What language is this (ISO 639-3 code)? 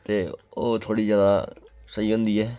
doi